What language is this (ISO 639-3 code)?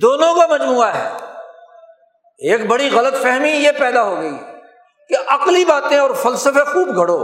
urd